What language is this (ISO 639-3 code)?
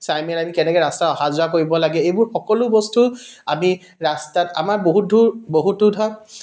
asm